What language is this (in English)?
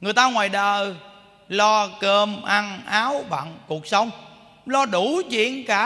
Vietnamese